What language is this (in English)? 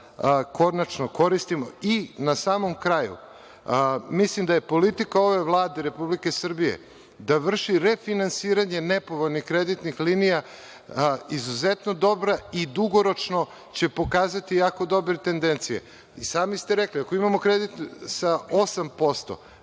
Serbian